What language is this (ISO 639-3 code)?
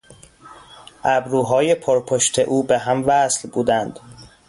fas